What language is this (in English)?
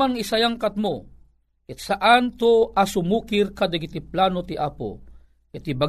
Filipino